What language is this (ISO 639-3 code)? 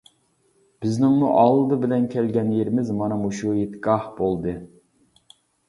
uig